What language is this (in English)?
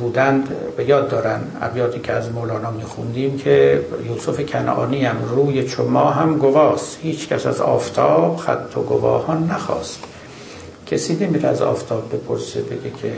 Persian